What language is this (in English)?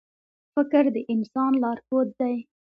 Pashto